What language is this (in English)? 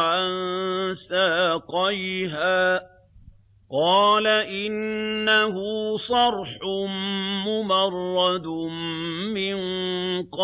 Arabic